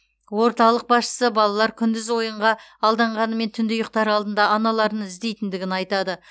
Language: Kazakh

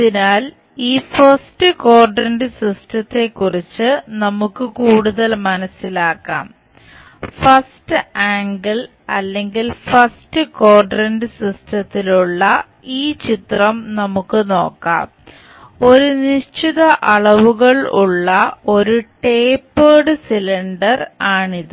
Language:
Malayalam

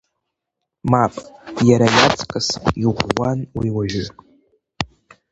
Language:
Abkhazian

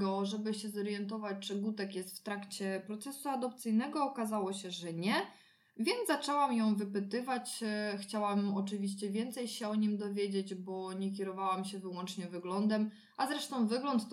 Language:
Polish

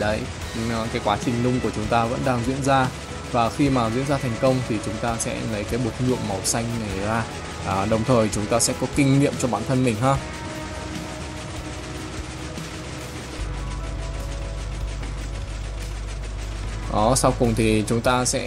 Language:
Vietnamese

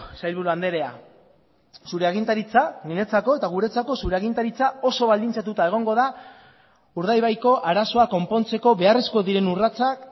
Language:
Basque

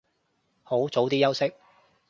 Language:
Cantonese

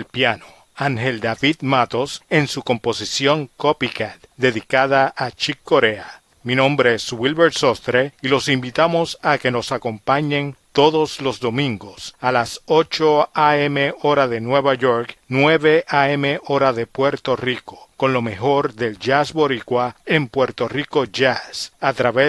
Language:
Spanish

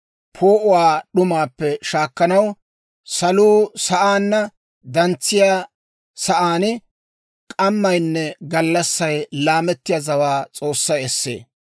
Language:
Dawro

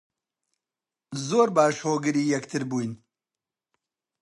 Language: Central Kurdish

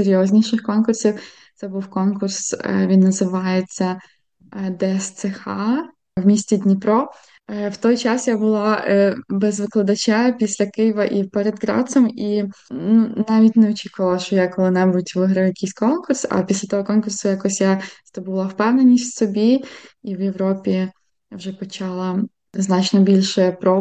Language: Ukrainian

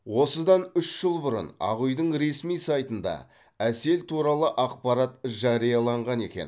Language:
Kazakh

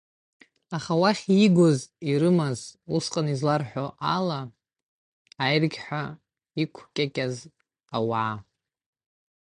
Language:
Abkhazian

